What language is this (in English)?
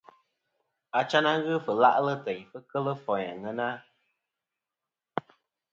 Kom